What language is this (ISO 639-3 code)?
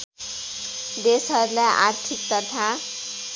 nep